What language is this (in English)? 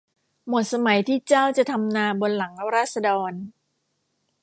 Thai